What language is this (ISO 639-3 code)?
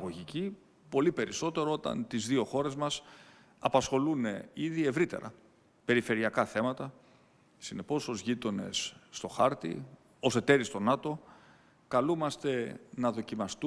ell